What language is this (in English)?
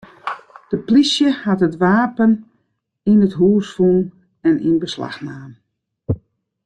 Western Frisian